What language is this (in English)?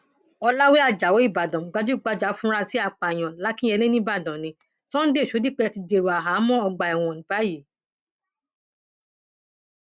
Yoruba